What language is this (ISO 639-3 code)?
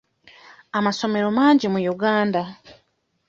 lug